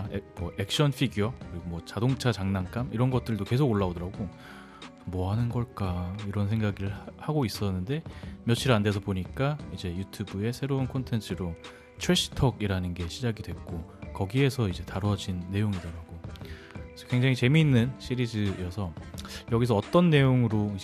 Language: Korean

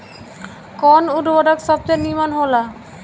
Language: Bhojpuri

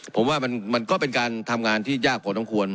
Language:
Thai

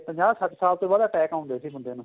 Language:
Punjabi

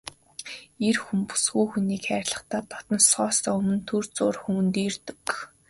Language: Mongolian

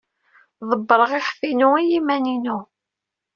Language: Kabyle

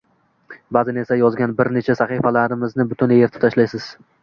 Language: Uzbek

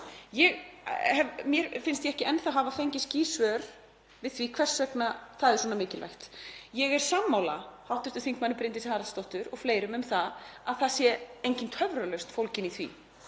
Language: Icelandic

